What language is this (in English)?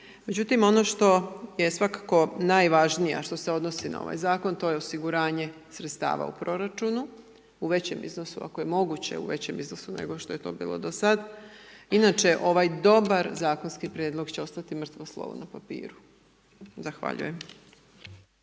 Croatian